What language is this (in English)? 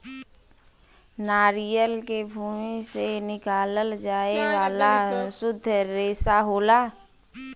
Bhojpuri